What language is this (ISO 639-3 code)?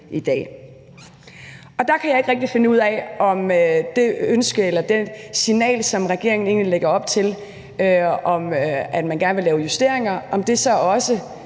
dan